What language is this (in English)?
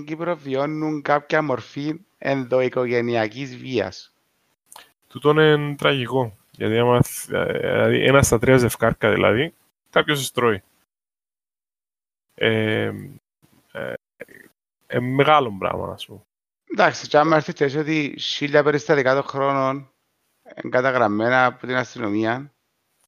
Greek